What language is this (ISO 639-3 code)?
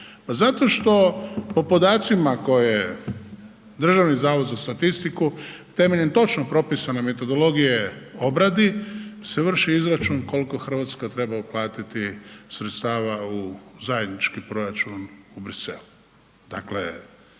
hrv